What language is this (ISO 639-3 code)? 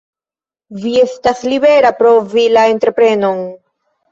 epo